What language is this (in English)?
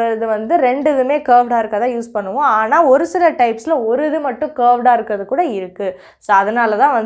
Indonesian